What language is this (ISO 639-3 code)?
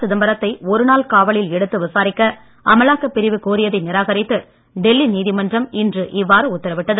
tam